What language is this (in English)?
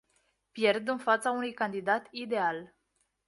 Romanian